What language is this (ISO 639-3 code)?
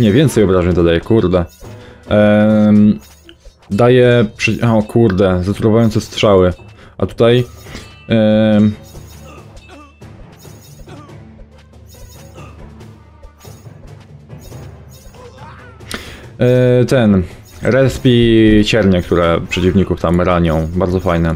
pol